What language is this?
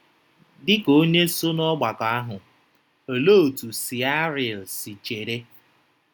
Igbo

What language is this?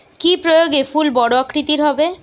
Bangla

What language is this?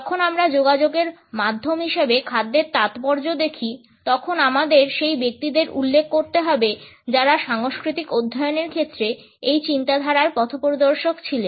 Bangla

